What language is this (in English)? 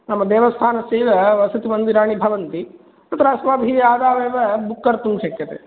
Sanskrit